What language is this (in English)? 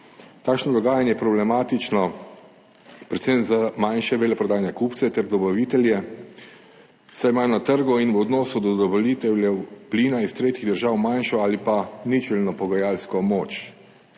Slovenian